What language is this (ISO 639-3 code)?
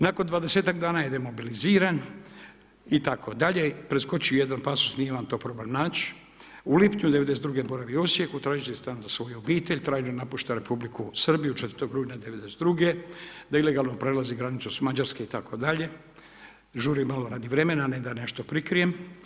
hrv